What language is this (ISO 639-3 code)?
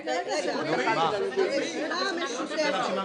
heb